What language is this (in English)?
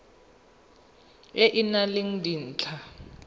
Tswana